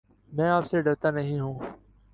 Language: Urdu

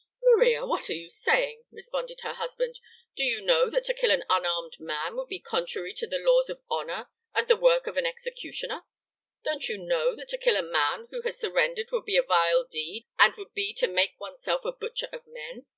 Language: English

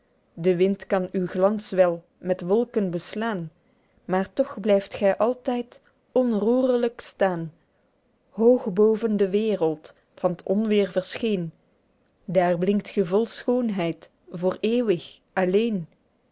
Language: Dutch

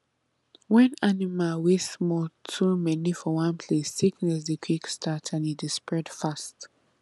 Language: Nigerian Pidgin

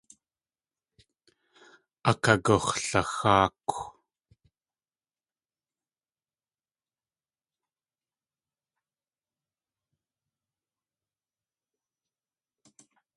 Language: Tlingit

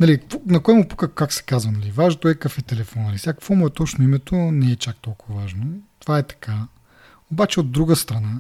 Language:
Bulgarian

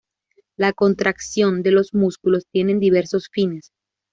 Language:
Spanish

